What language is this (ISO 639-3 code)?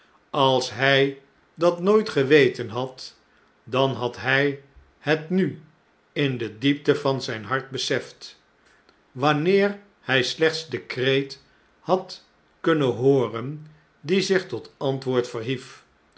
nld